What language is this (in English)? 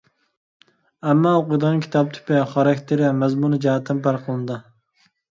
Uyghur